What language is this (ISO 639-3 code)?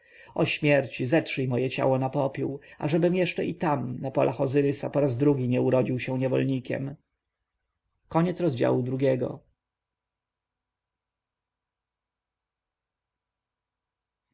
pol